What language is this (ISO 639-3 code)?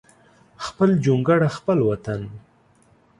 pus